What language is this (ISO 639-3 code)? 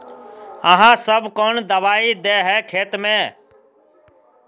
mag